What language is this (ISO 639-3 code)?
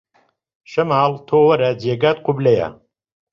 ckb